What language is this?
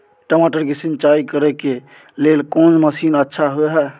Maithili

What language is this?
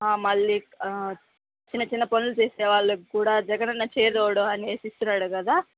Telugu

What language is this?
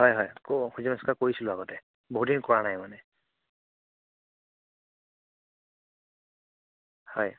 Assamese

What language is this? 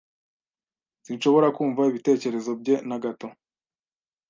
Kinyarwanda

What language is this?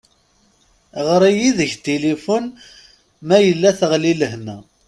Kabyle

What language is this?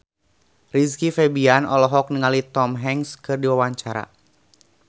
Sundanese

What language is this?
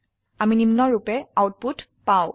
Assamese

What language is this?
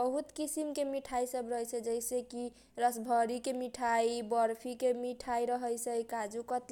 Kochila Tharu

